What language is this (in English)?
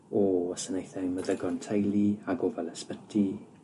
Welsh